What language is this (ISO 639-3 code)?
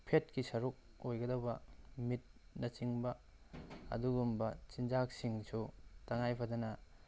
mni